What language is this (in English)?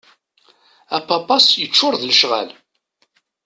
Kabyle